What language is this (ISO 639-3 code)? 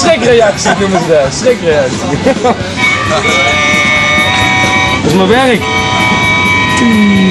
nld